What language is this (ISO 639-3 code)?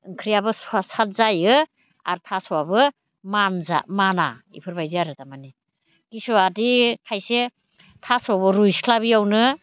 brx